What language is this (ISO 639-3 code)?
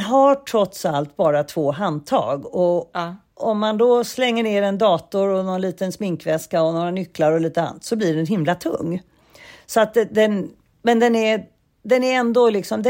swe